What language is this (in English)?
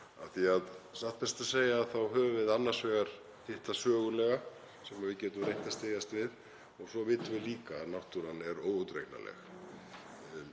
Icelandic